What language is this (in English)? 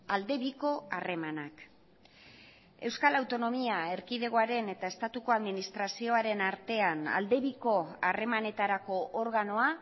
Basque